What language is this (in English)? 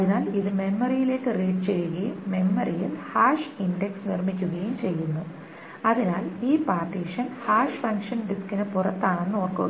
Malayalam